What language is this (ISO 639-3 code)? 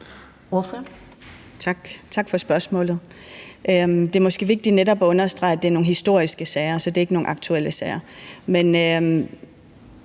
dan